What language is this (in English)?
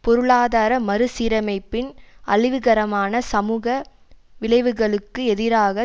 Tamil